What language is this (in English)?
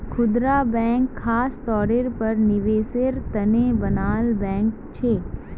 Magahi